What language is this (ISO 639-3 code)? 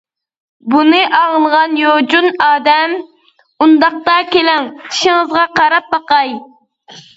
uig